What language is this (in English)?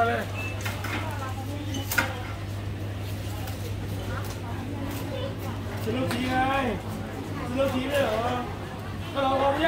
Thai